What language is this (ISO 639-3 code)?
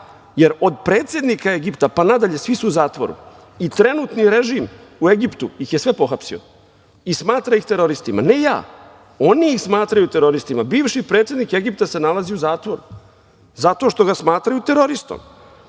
srp